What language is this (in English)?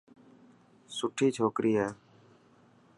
Dhatki